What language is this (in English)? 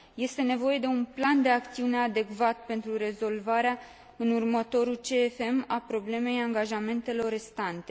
Romanian